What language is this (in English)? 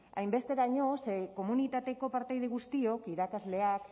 Basque